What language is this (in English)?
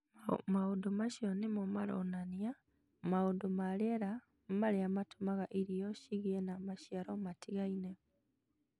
Kikuyu